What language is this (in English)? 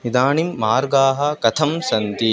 Sanskrit